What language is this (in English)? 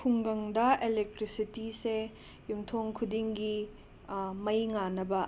Manipuri